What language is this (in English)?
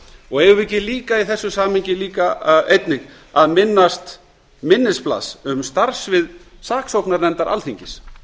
Icelandic